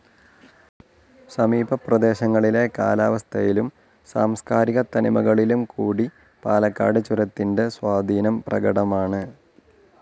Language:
Malayalam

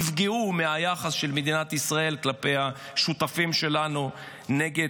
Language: Hebrew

